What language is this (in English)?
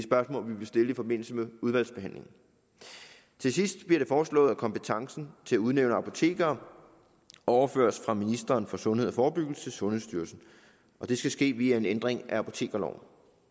Danish